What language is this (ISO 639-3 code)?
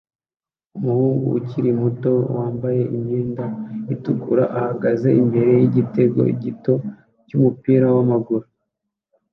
kin